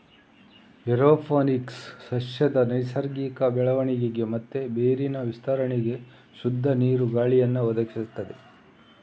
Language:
Kannada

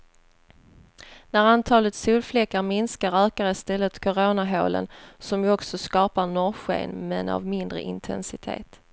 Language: Swedish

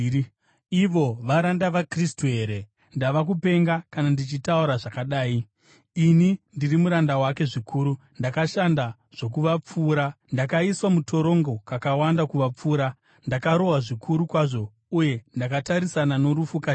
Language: Shona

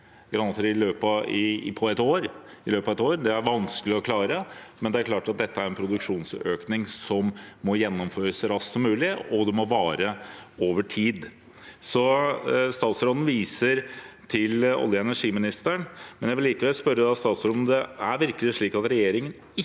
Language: Norwegian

